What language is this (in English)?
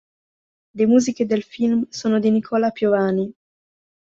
Italian